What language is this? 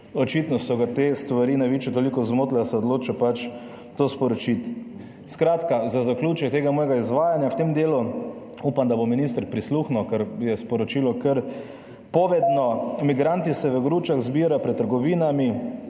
Slovenian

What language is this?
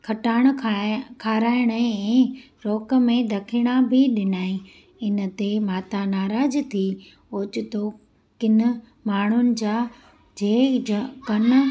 Sindhi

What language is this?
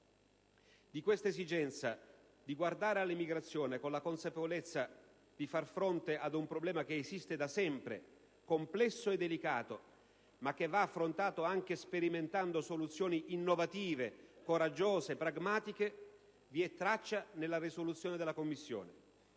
Italian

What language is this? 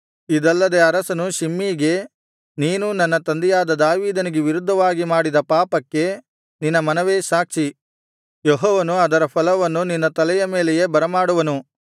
Kannada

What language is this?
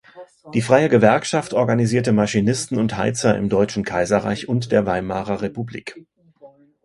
German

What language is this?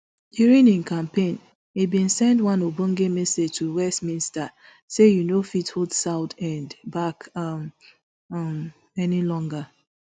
Nigerian Pidgin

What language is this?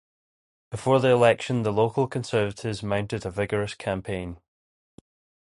English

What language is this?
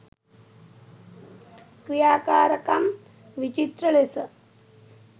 Sinhala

